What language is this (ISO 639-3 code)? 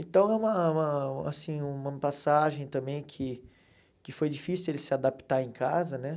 por